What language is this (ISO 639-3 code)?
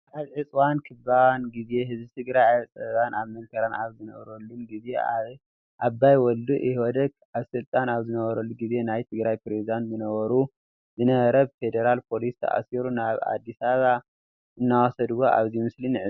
tir